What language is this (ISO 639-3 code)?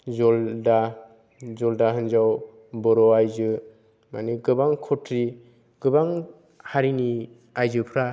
brx